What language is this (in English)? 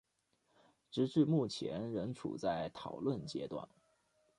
Chinese